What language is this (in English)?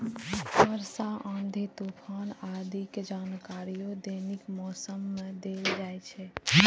Maithili